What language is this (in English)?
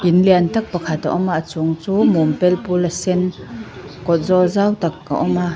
Mizo